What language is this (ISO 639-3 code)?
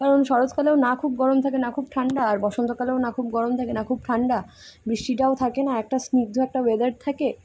ben